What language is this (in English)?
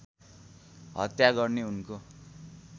Nepali